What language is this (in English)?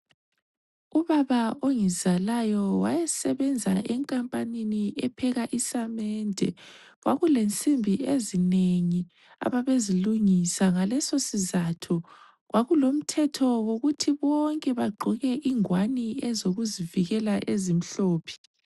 North Ndebele